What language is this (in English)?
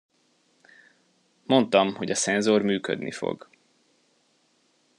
Hungarian